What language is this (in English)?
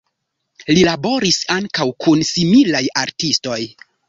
Esperanto